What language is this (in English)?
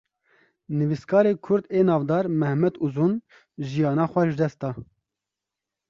Kurdish